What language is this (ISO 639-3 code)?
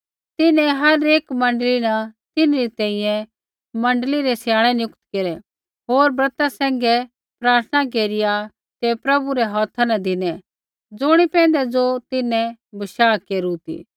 kfx